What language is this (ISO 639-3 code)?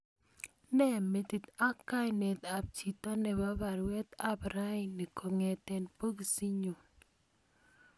kln